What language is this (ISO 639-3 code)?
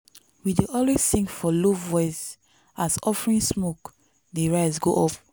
pcm